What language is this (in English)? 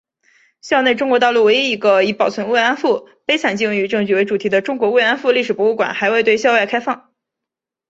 Chinese